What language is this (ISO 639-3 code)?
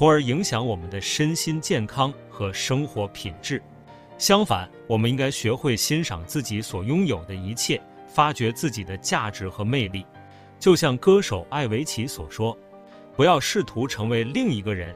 zho